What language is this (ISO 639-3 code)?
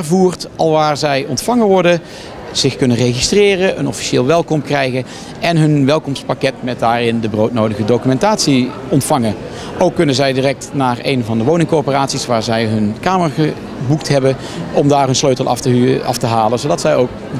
nld